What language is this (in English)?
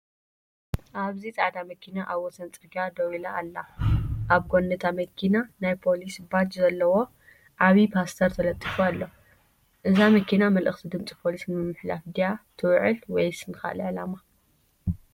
Tigrinya